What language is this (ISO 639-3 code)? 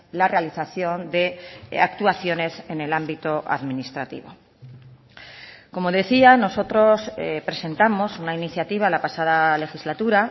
spa